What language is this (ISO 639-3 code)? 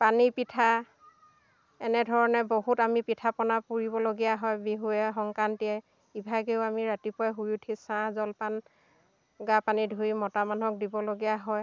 asm